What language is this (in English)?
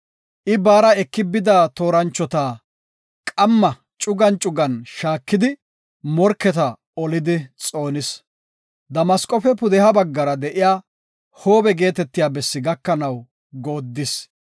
Gofa